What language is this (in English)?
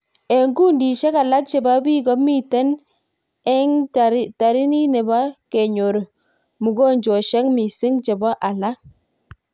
Kalenjin